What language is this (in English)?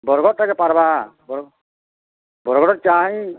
Odia